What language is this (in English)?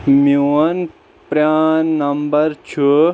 Kashmiri